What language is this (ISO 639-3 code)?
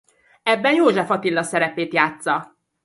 hun